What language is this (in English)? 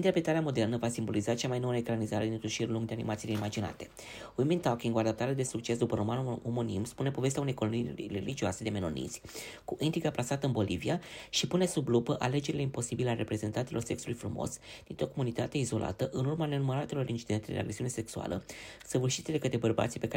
Romanian